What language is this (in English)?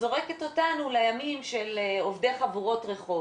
Hebrew